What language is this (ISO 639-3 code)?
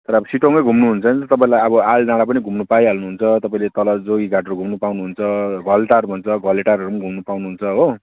nep